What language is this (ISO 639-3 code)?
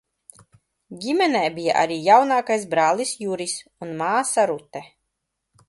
lav